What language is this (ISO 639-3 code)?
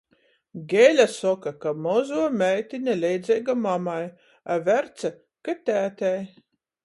ltg